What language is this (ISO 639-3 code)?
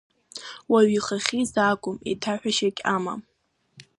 abk